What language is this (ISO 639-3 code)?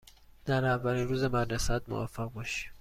fas